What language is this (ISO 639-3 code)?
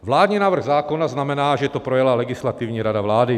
ces